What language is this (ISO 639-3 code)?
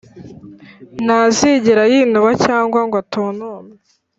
kin